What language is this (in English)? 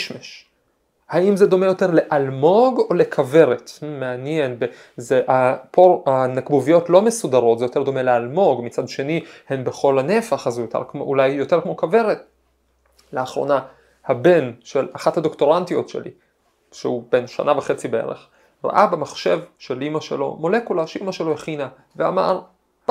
Hebrew